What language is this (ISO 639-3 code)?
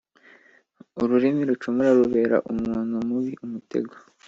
kin